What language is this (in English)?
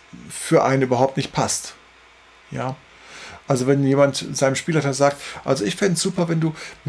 German